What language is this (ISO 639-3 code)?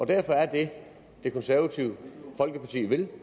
dan